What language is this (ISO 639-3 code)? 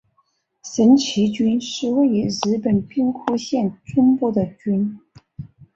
zho